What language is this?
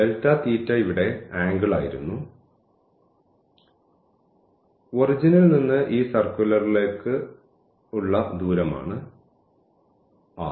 Malayalam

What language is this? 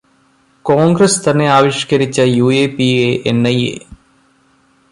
Malayalam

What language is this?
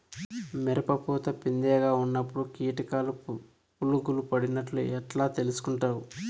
Telugu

